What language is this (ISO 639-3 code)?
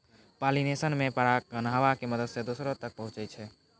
mai